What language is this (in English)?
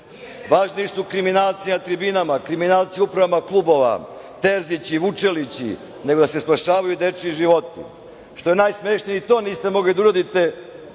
Serbian